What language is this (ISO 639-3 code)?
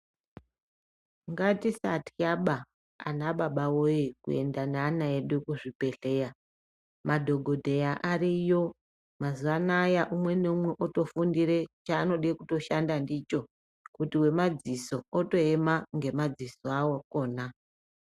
ndc